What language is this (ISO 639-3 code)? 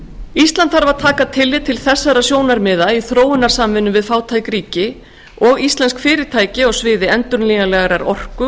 isl